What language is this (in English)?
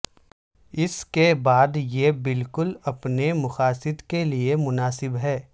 Urdu